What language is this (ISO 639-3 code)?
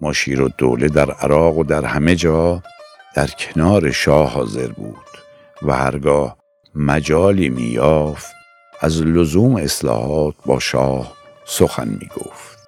fas